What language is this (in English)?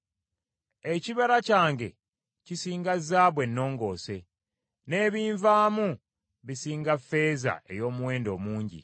Ganda